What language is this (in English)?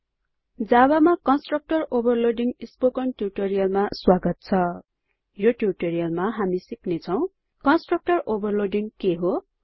Nepali